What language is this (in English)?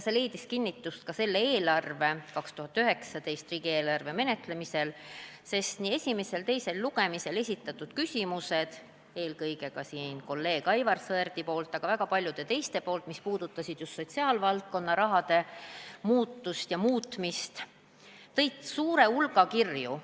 Estonian